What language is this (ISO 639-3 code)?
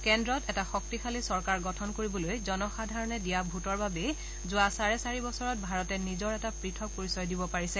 asm